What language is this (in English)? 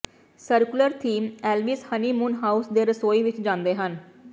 Punjabi